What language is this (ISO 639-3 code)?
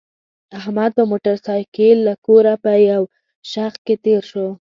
pus